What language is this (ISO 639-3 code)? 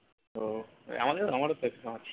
ben